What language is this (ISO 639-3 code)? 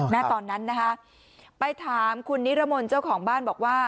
tha